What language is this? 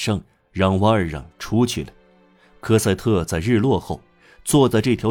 Chinese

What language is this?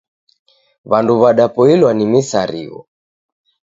Taita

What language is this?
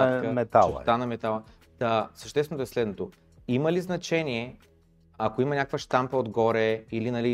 Bulgarian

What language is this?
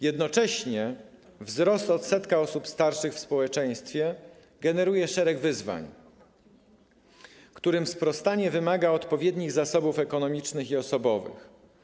Polish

